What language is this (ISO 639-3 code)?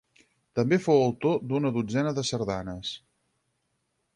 cat